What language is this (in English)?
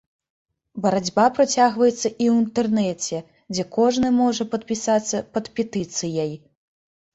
Belarusian